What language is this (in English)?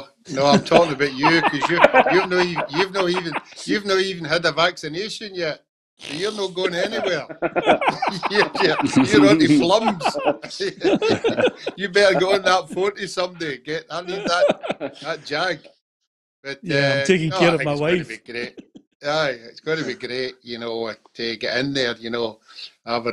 English